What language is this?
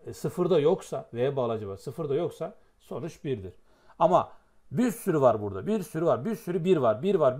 Turkish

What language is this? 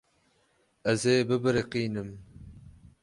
Kurdish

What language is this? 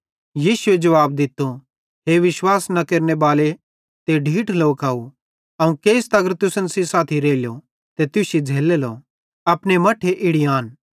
Bhadrawahi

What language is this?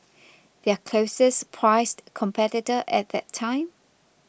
English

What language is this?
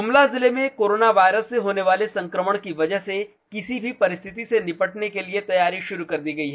Hindi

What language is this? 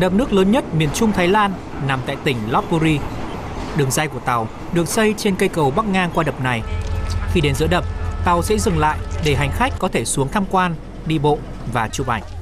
Vietnamese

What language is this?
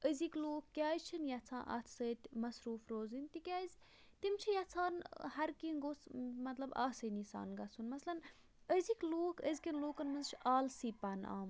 Kashmiri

